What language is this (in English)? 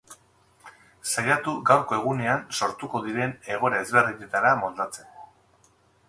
Basque